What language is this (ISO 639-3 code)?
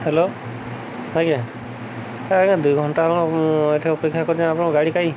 ori